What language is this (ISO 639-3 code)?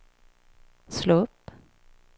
swe